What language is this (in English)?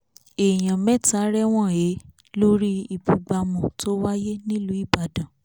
Yoruba